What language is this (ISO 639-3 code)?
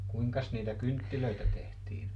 fin